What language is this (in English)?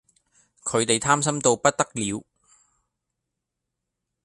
Cantonese